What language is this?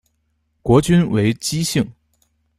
Chinese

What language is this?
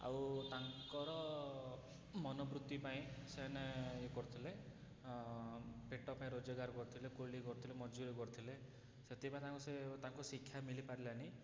Odia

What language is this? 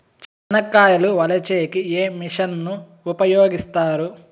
Telugu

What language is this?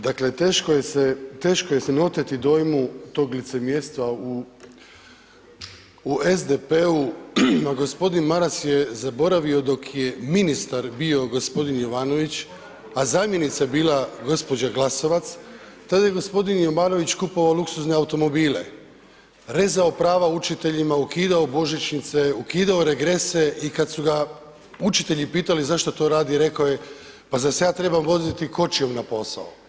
Croatian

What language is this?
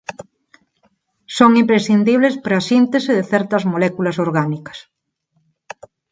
Galician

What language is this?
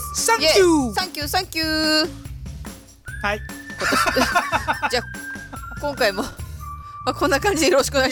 Japanese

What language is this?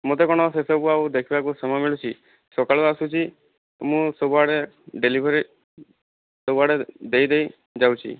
Odia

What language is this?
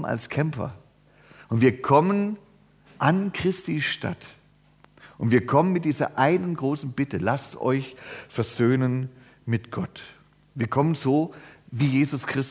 German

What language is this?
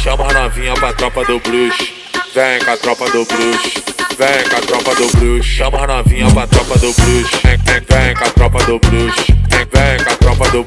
Arabic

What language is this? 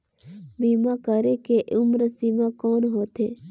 Chhattisgarhi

